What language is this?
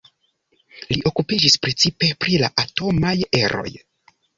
Esperanto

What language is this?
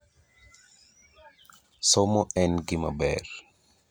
Luo (Kenya and Tanzania)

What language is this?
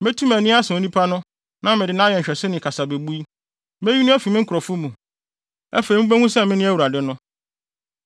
Akan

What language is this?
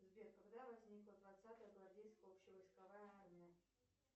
Russian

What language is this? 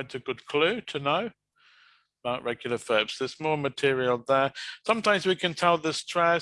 English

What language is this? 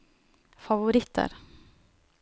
Norwegian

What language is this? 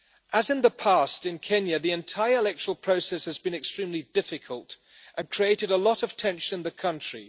English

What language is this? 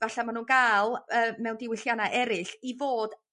Welsh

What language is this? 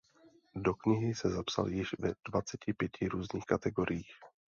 Czech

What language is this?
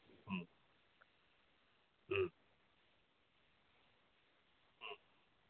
Manipuri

